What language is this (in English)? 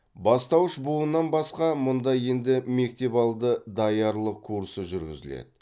Kazakh